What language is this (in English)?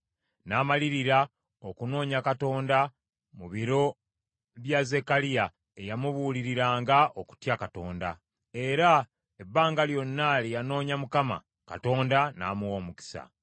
Ganda